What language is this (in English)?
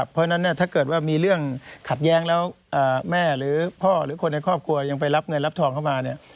Thai